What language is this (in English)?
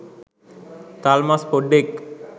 Sinhala